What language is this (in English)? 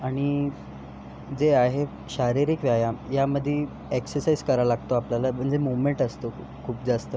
Marathi